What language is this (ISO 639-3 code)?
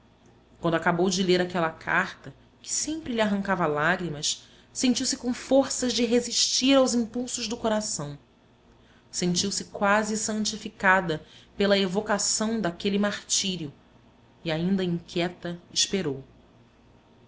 por